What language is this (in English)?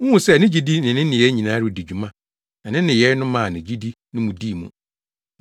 Akan